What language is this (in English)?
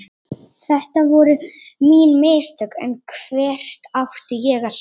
Icelandic